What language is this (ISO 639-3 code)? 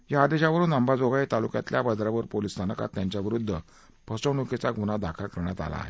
mar